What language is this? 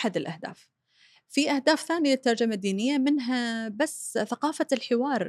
Arabic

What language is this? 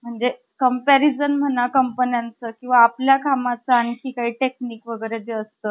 Marathi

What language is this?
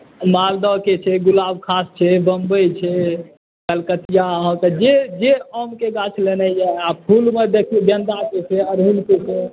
Maithili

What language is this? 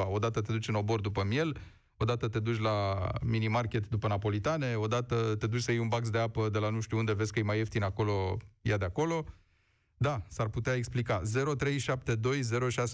Romanian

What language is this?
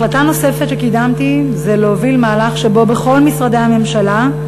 Hebrew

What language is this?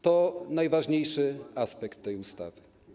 Polish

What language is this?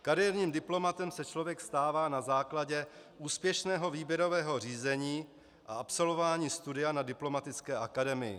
Czech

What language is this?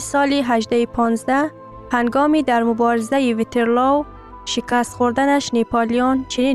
Persian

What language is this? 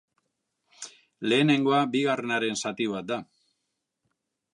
Basque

